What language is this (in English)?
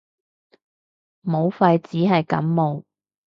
Cantonese